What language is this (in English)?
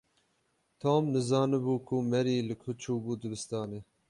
Kurdish